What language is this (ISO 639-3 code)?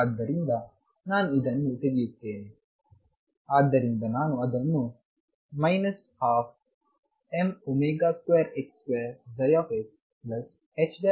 kan